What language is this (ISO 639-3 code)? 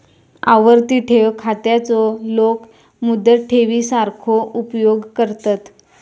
mar